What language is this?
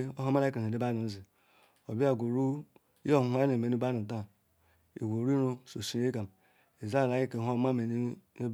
Ikwere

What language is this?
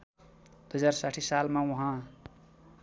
Nepali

